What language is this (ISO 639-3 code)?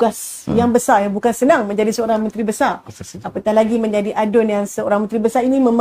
msa